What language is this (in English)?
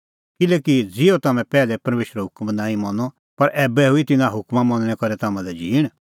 Kullu Pahari